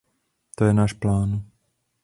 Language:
Czech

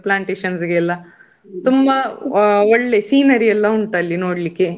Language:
Kannada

